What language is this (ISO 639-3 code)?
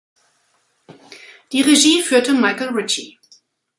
deu